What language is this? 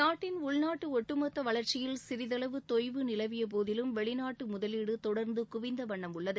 Tamil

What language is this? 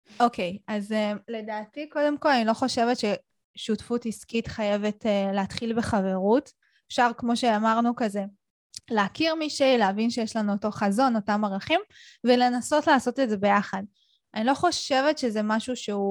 Hebrew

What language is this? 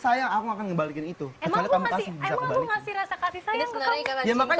Indonesian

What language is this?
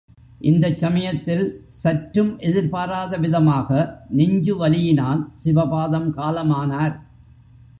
Tamil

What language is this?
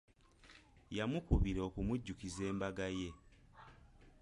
Ganda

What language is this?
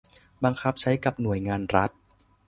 Thai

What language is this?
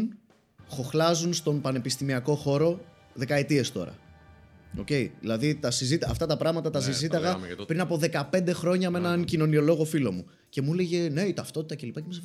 Greek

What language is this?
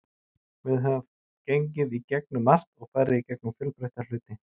Icelandic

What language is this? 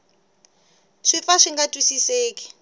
Tsonga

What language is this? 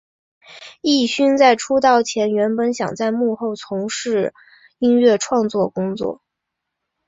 Chinese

